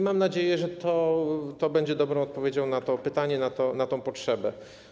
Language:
Polish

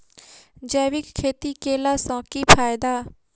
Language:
Maithili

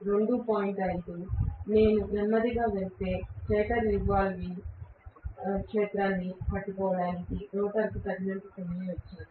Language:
Telugu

